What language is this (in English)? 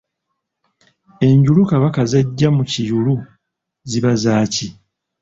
Ganda